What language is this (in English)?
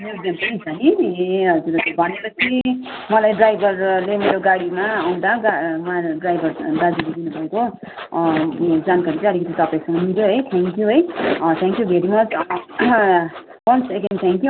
Nepali